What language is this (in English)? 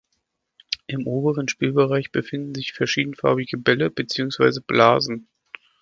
German